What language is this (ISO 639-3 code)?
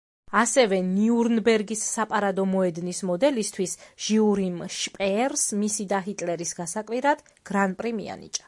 kat